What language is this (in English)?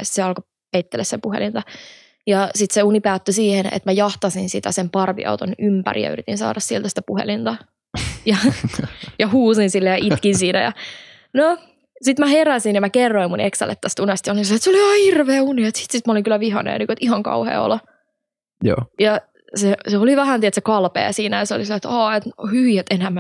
Finnish